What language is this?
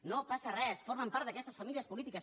Catalan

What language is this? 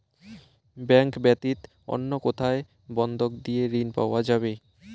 Bangla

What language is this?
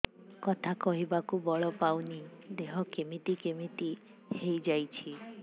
Odia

